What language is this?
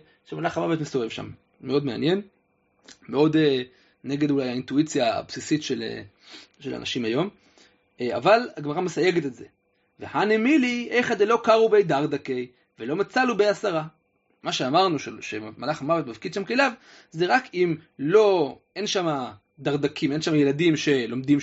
Hebrew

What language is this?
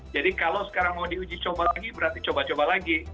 Indonesian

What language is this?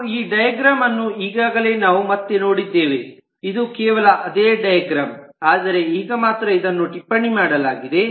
Kannada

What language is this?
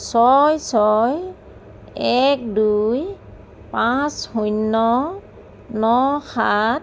Assamese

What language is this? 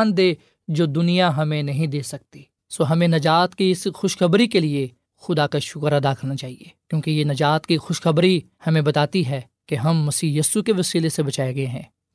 Urdu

